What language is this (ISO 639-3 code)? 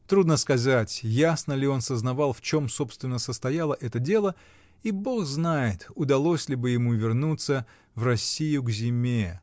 rus